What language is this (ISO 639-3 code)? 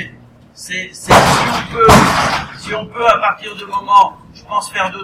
fra